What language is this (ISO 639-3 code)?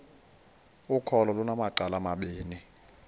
xho